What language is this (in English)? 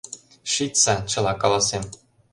Mari